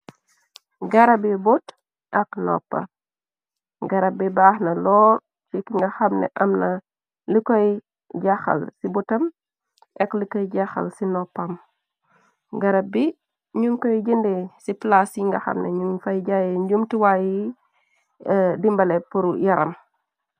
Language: Wolof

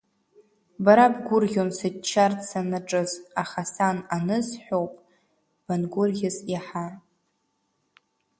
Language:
Abkhazian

